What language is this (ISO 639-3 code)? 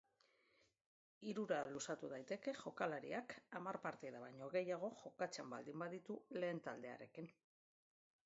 eus